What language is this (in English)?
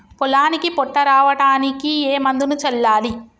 Telugu